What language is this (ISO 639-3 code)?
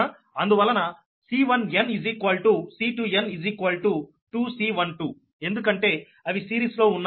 tel